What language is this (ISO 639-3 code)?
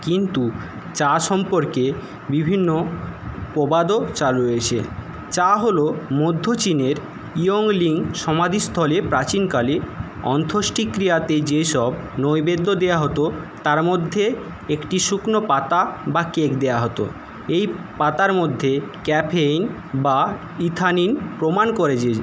ben